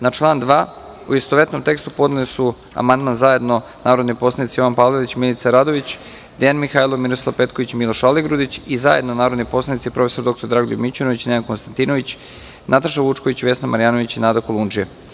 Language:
Serbian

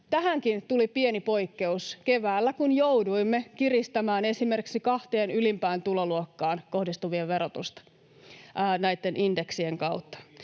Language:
Finnish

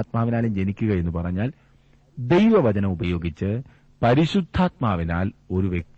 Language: Malayalam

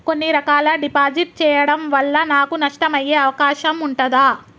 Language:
Telugu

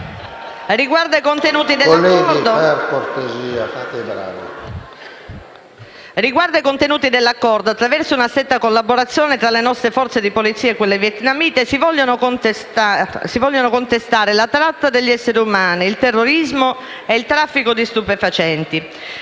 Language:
Italian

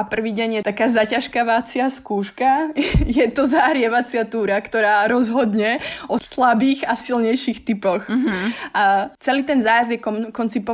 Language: Slovak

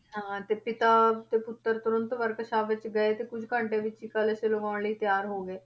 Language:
Punjabi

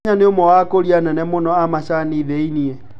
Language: Kikuyu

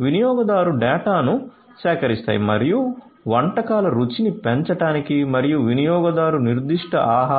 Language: Telugu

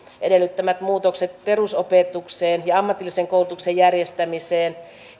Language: Finnish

